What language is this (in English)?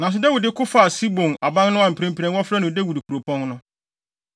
Akan